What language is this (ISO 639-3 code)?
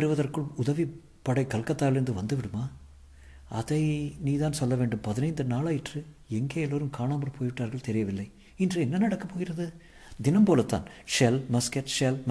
tam